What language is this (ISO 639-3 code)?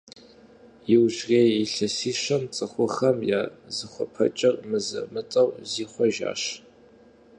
kbd